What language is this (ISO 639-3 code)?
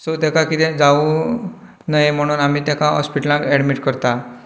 kok